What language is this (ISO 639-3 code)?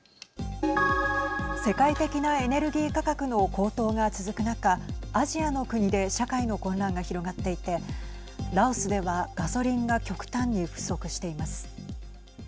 jpn